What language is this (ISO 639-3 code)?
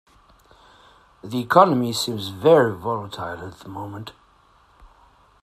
eng